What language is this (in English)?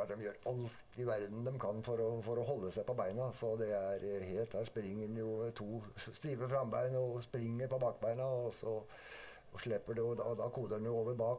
Norwegian